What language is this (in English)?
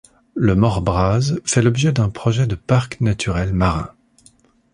French